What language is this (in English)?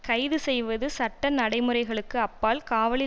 Tamil